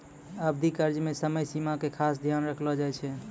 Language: Maithili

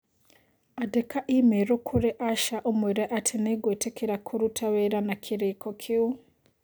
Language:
Kikuyu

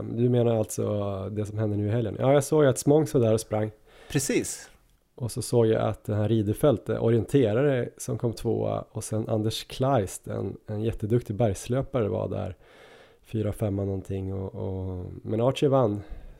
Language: Swedish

